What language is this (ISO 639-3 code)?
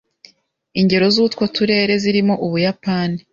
kin